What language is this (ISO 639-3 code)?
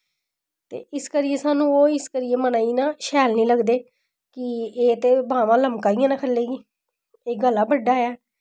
doi